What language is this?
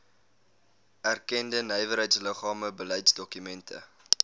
Afrikaans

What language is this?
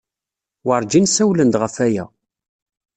Kabyle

